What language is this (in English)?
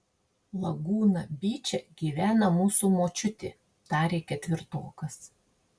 Lithuanian